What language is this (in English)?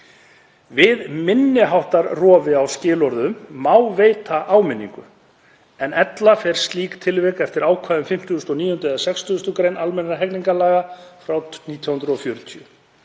Icelandic